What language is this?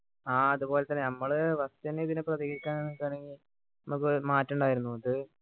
Malayalam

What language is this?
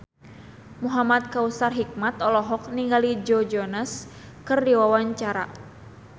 Sundanese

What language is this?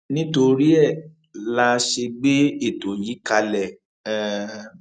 Yoruba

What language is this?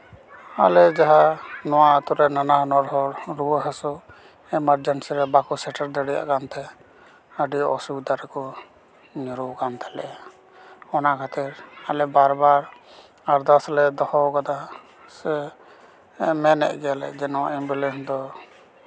Santali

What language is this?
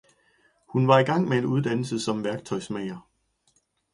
Danish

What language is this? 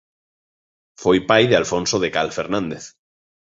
Galician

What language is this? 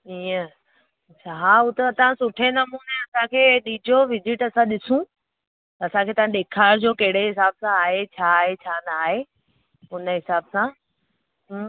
Sindhi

